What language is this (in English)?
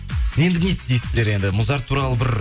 Kazakh